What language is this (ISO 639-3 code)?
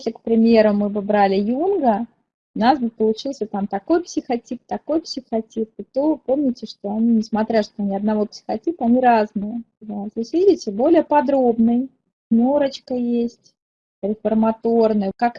rus